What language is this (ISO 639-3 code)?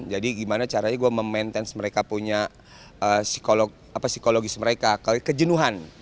ind